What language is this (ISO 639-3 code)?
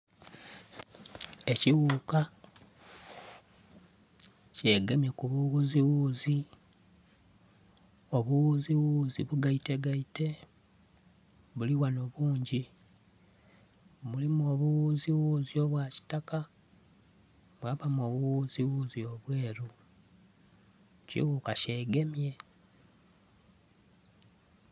xog